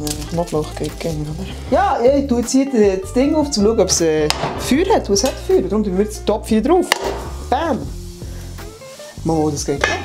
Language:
German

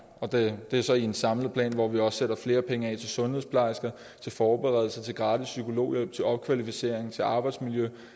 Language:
Danish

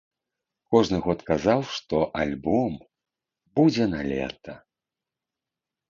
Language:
Belarusian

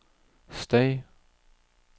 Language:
Norwegian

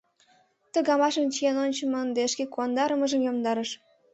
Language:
Mari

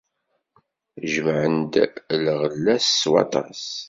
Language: Kabyle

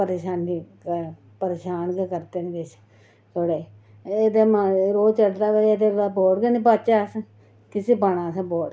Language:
Dogri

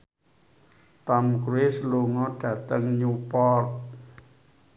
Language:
Javanese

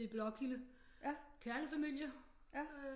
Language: Danish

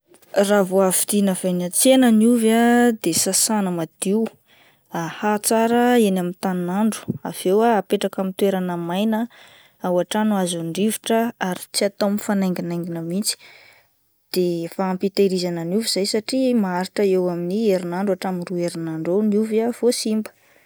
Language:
Malagasy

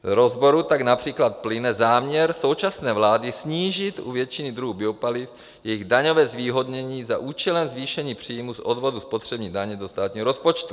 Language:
Czech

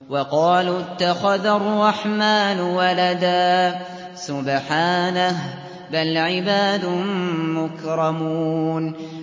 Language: Arabic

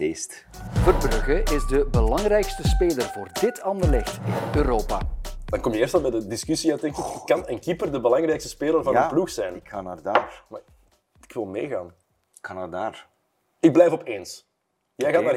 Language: Dutch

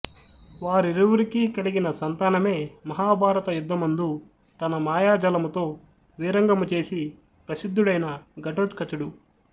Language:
Telugu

